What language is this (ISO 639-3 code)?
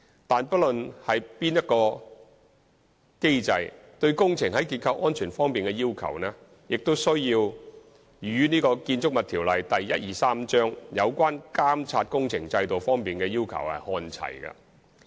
yue